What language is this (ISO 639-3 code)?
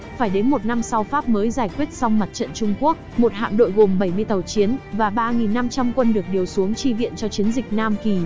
vie